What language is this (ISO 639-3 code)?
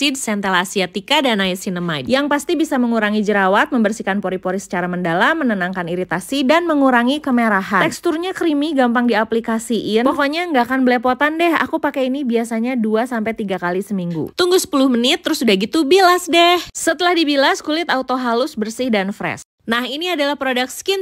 ind